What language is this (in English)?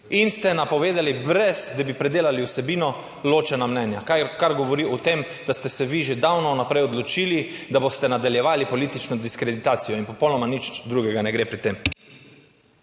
Slovenian